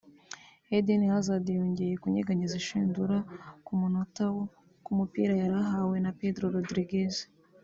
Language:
Kinyarwanda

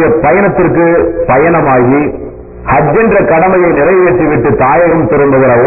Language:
Tamil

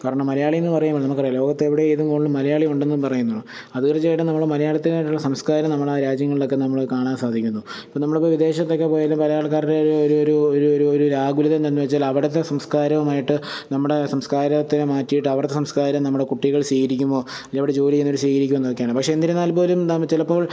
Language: Malayalam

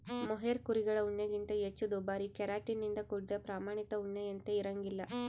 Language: Kannada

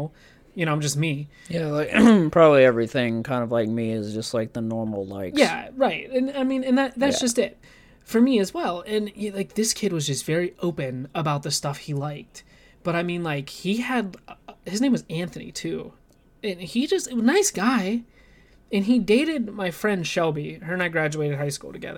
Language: English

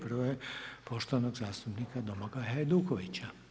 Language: Croatian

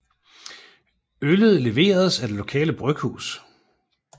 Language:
Danish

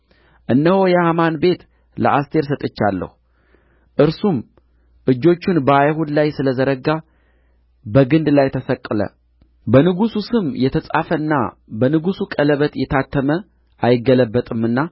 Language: Amharic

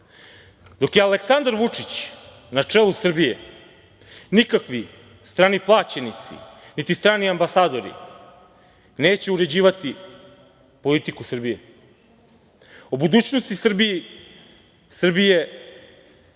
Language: Serbian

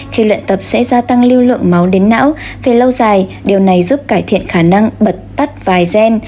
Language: Vietnamese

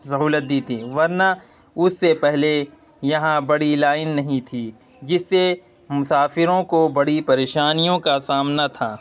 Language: Urdu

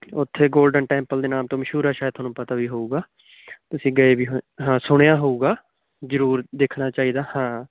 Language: Punjabi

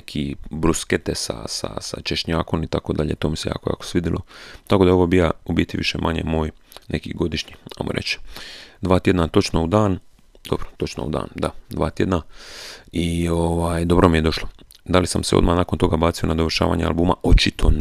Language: Croatian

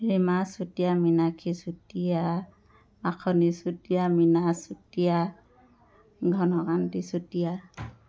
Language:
Assamese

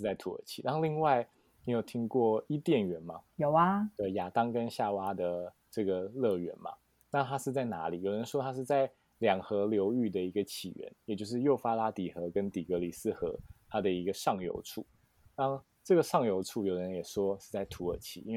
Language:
Chinese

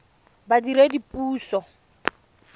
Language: Tswana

